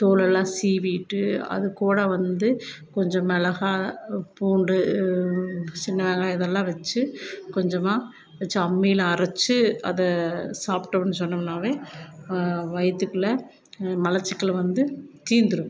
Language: Tamil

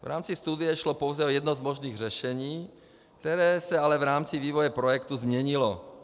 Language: Czech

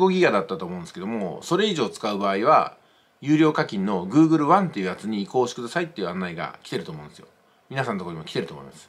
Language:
Japanese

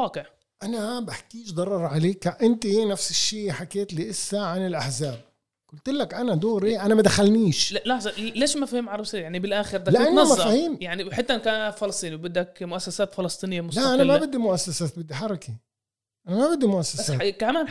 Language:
Arabic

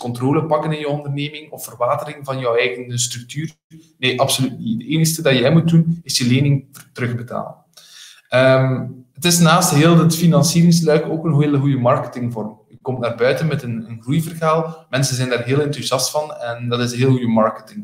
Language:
Dutch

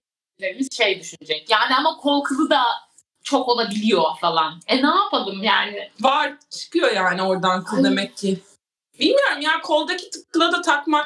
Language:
Turkish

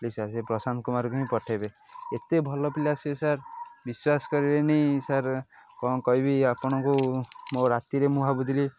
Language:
Odia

